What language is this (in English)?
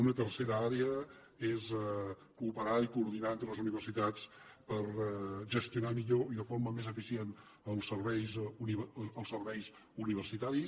Catalan